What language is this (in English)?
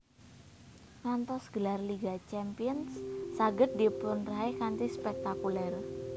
Javanese